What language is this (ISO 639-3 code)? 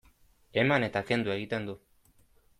eus